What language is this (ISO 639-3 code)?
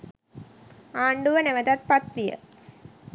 sin